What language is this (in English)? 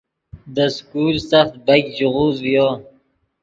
Yidgha